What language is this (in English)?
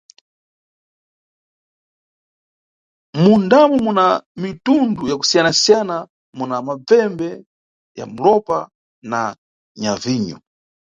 Nyungwe